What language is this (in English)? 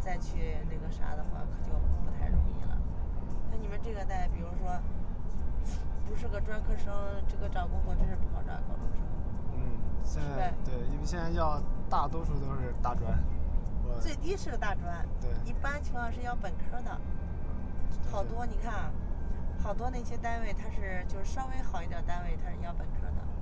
Chinese